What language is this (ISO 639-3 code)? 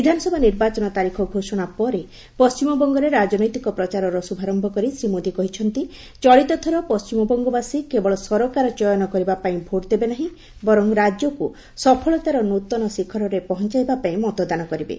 ori